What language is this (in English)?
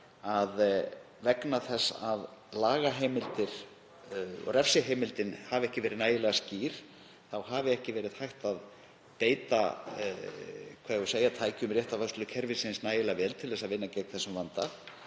Icelandic